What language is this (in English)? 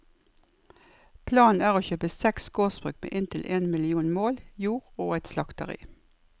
Norwegian